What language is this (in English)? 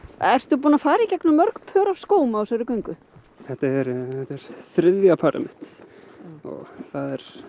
Icelandic